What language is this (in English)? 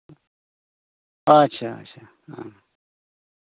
Santali